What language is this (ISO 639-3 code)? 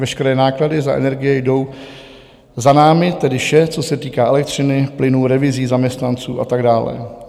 ces